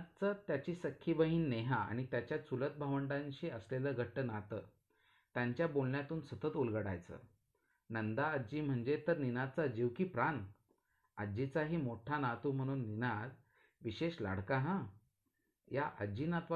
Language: Marathi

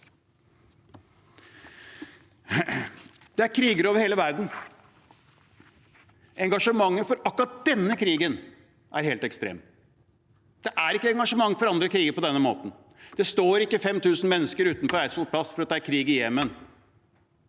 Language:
Norwegian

